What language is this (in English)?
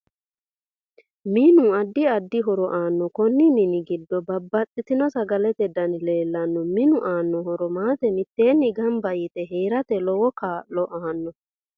Sidamo